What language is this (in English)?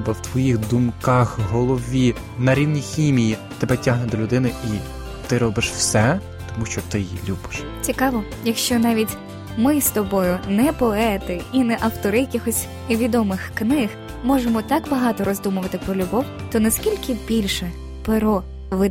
Ukrainian